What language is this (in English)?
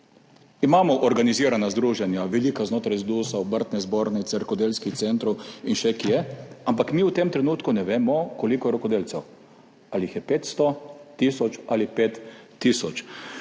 Slovenian